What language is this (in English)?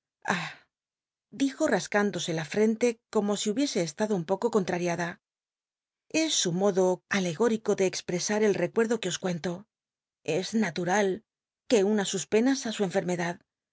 Spanish